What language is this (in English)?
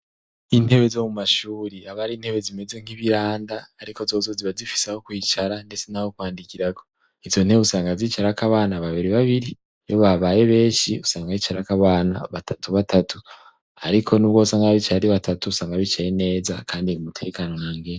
Rundi